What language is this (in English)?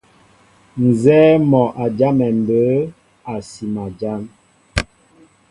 Mbo (Cameroon)